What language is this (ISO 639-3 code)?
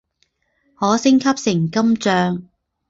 zho